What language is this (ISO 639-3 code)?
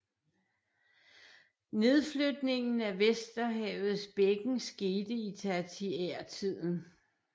dan